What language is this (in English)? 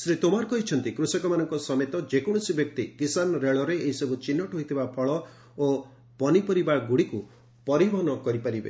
Odia